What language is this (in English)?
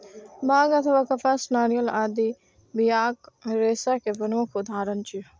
Maithili